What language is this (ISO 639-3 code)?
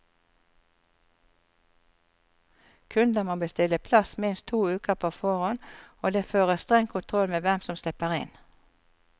nor